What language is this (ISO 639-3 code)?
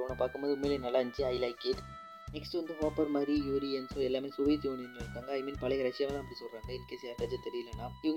mal